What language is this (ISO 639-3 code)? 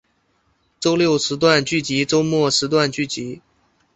zho